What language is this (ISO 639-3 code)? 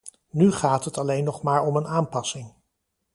nld